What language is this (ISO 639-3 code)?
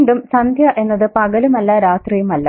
mal